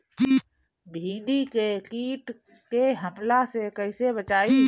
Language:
Bhojpuri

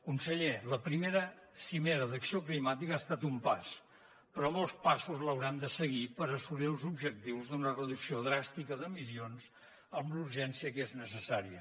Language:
Catalan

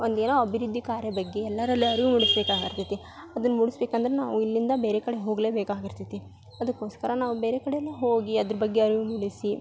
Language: Kannada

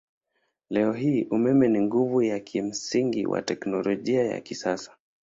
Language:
Swahili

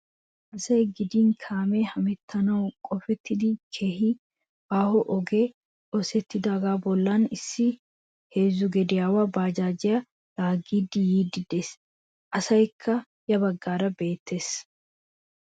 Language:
Wolaytta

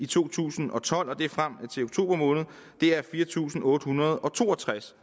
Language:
Danish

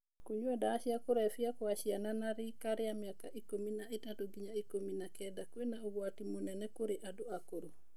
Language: Kikuyu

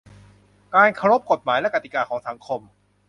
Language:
Thai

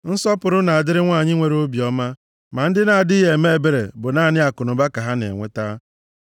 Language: Igbo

